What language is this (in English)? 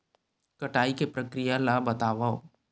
Chhattisgarhi